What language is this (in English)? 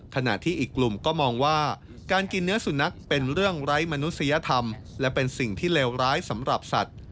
Thai